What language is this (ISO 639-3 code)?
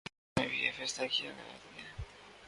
urd